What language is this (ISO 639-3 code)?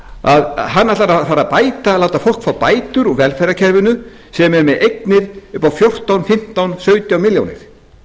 isl